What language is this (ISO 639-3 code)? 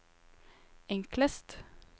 nor